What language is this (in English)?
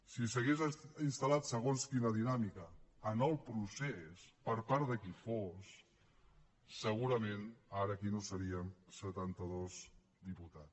Catalan